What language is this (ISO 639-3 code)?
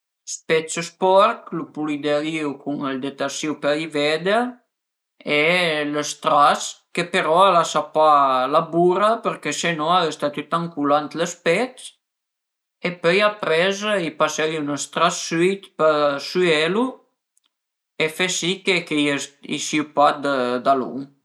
pms